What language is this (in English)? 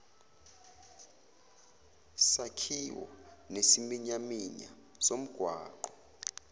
Zulu